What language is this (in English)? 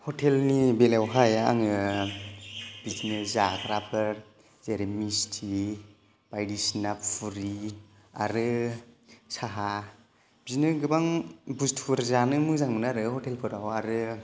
Bodo